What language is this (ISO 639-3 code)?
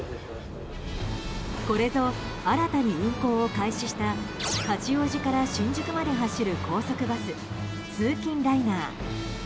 jpn